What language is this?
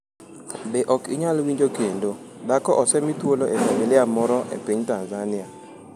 Luo (Kenya and Tanzania)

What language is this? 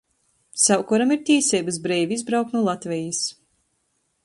Latgalian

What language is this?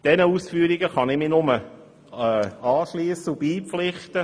Swiss German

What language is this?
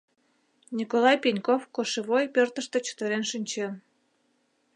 Mari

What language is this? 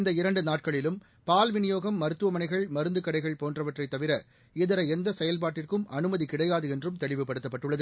Tamil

